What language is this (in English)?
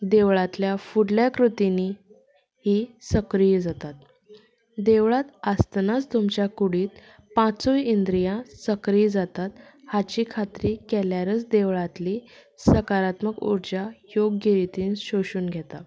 Konkani